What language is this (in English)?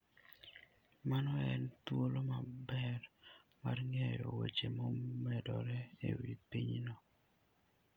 Luo (Kenya and Tanzania)